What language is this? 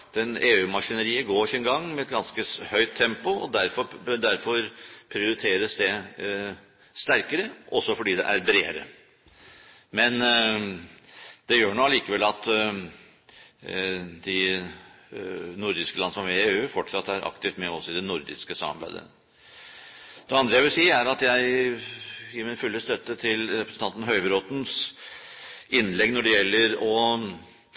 Norwegian Bokmål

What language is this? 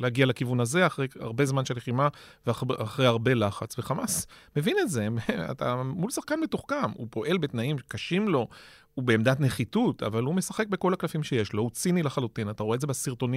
Hebrew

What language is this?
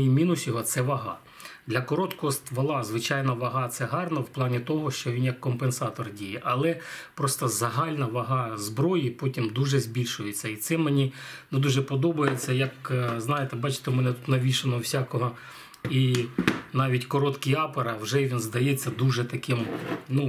Ukrainian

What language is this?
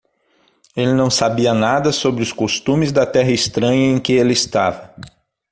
Portuguese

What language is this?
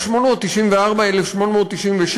Hebrew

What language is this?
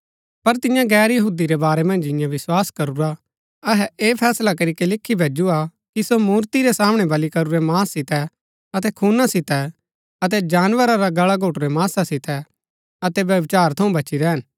Gaddi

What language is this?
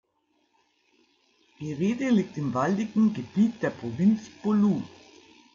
German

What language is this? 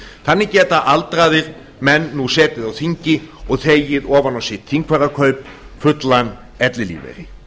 Icelandic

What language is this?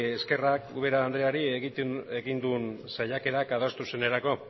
Basque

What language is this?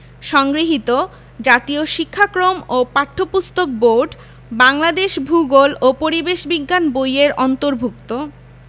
Bangla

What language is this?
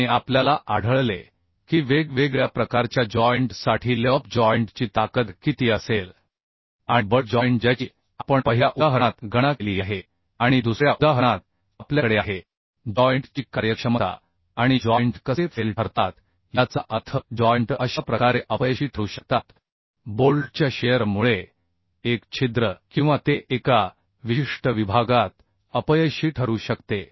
Marathi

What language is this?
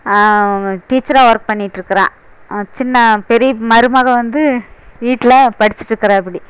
Tamil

